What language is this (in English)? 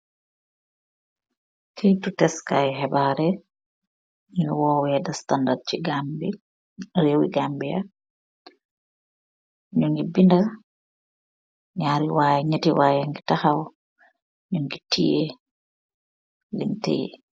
Wolof